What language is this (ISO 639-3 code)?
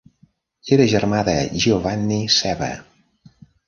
cat